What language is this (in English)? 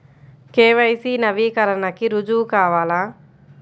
Telugu